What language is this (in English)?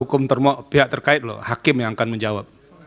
Indonesian